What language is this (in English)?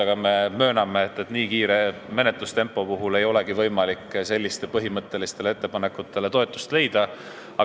Estonian